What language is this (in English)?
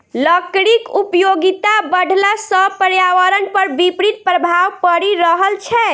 Maithili